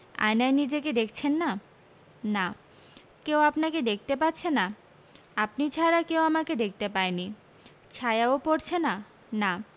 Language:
Bangla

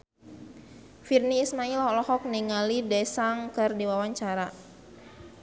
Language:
Sundanese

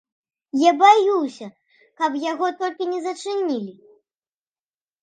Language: Belarusian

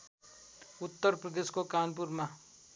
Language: Nepali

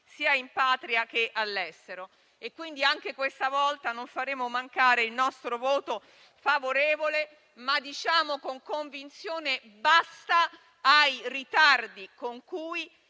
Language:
Italian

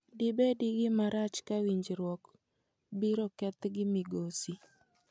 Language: Luo (Kenya and Tanzania)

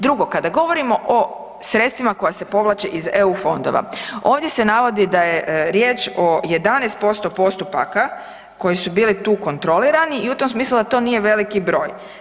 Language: Croatian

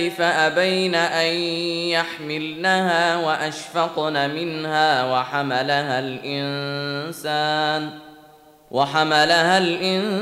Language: Arabic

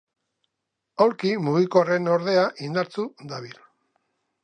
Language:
Basque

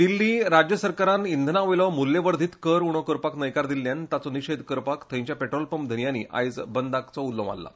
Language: Konkani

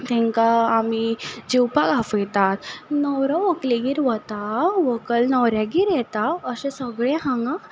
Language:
Konkani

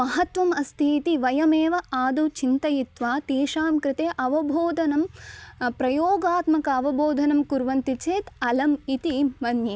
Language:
Sanskrit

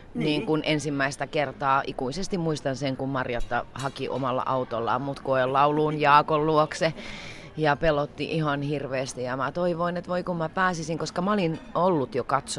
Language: Finnish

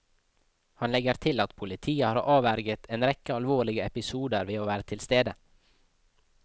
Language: Norwegian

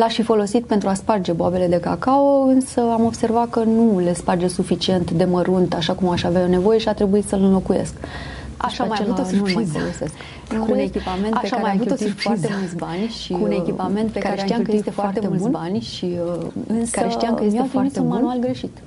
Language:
Romanian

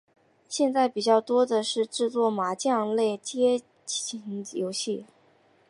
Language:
Chinese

